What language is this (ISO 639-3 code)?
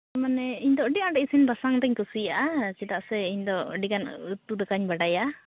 sat